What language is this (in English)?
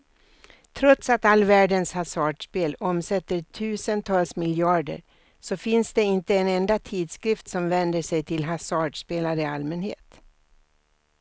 Swedish